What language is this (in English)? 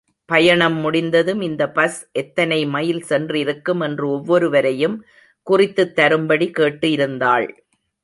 Tamil